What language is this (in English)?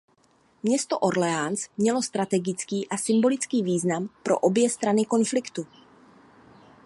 Czech